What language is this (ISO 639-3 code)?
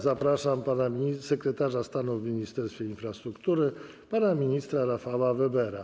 pol